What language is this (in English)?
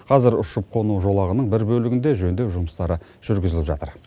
Kazakh